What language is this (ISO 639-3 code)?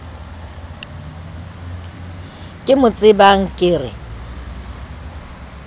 sot